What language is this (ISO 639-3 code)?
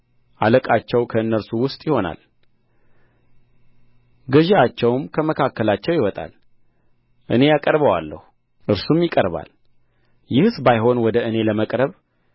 amh